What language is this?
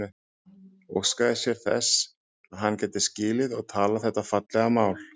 Icelandic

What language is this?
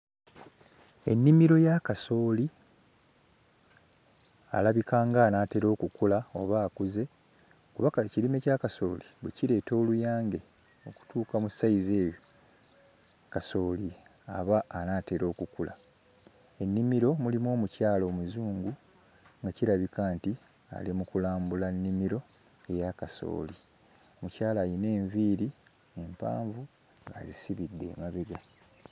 Ganda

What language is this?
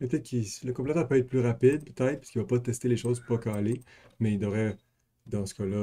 French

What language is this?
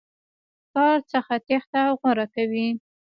Pashto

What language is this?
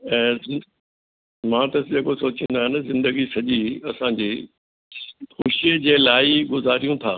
Sindhi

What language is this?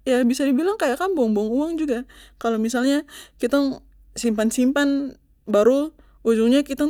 Papuan Malay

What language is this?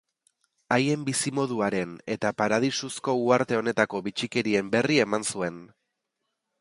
Basque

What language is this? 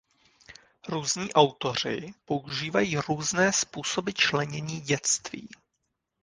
Czech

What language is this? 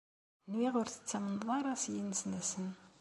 Kabyle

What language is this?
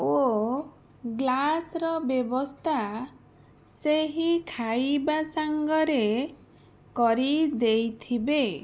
Odia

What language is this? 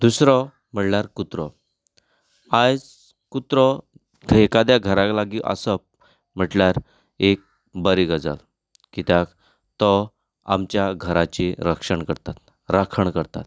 Konkani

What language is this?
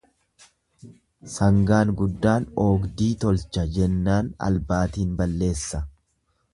Oromo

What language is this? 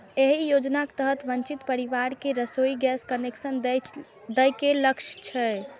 Maithili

